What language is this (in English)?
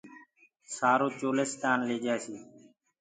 Gurgula